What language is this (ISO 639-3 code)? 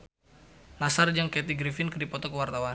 sun